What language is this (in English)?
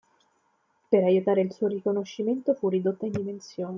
Italian